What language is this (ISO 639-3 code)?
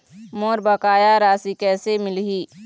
hne